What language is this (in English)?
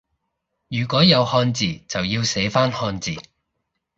Cantonese